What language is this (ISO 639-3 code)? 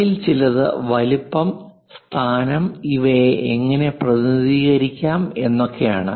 mal